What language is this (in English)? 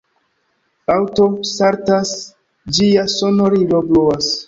Esperanto